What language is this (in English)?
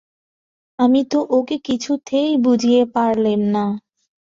Bangla